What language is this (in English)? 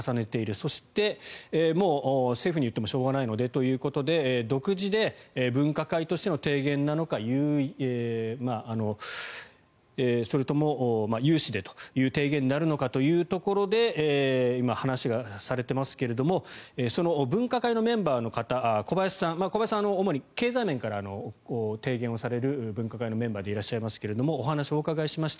Japanese